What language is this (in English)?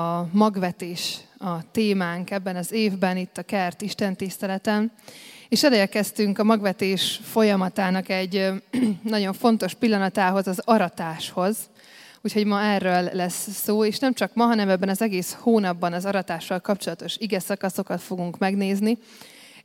Hungarian